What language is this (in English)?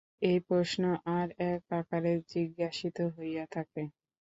Bangla